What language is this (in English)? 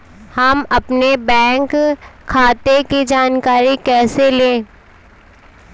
Hindi